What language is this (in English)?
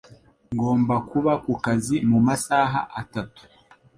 Kinyarwanda